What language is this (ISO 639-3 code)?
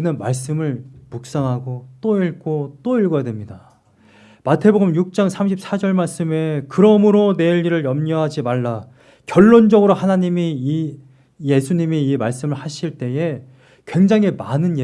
kor